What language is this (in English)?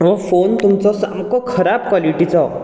Konkani